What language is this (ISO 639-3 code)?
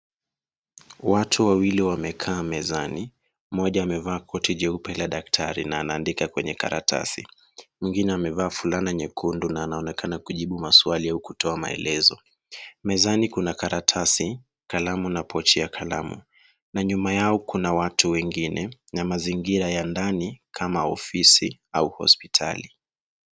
swa